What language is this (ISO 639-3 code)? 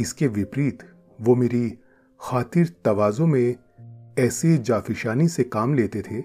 hin